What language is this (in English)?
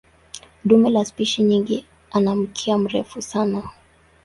Swahili